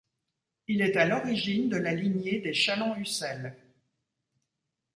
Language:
French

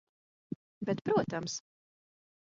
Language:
Latvian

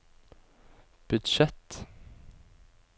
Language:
Norwegian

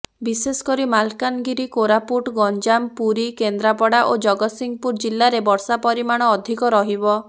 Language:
Odia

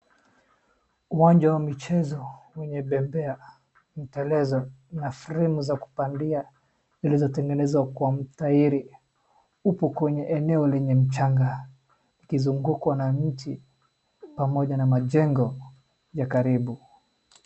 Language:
Swahili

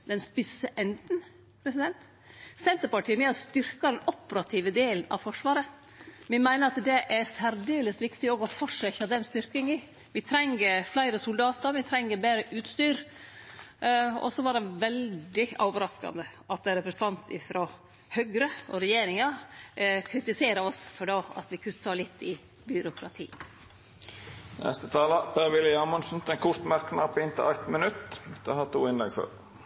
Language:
Norwegian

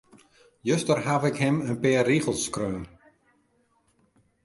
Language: Western Frisian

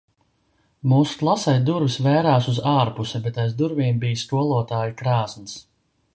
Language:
Latvian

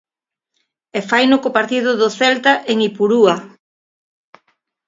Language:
Galician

